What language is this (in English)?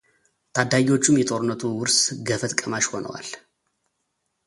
Amharic